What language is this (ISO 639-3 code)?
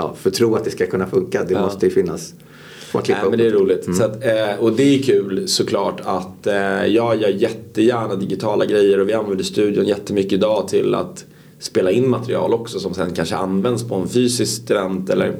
swe